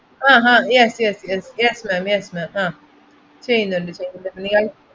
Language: Malayalam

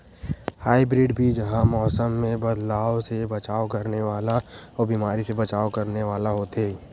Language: Chhattisgarhi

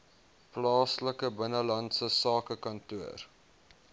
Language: Afrikaans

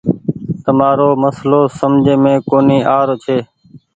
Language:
Goaria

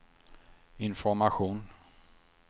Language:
Swedish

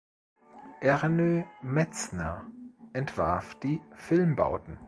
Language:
German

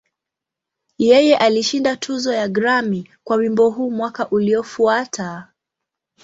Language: Swahili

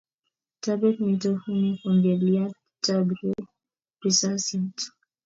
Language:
Kalenjin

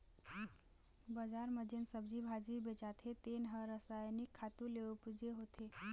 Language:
Chhattisgarhi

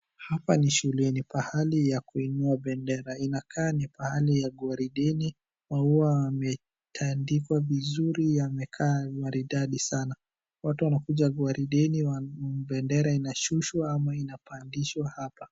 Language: Swahili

